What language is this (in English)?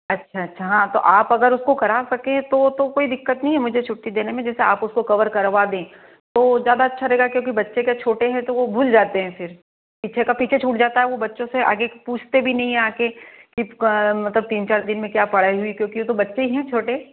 Hindi